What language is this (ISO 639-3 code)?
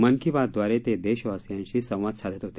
mar